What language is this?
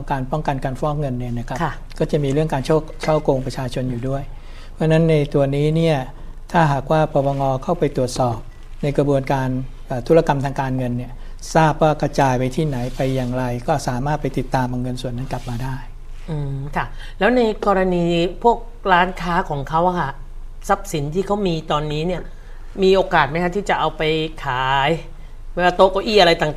Thai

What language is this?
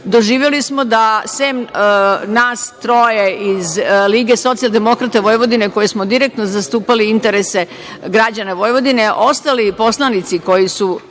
Serbian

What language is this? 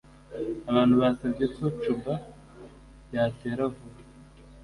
Kinyarwanda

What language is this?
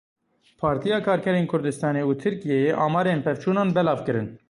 Kurdish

